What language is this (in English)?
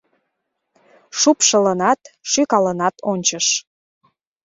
Mari